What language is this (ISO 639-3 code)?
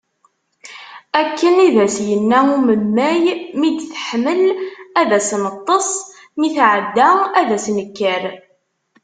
kab